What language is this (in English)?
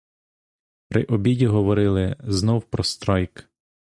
Ukrainian